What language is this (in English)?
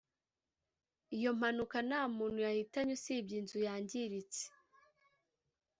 Kinyarwanda